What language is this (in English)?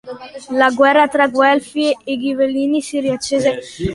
Italian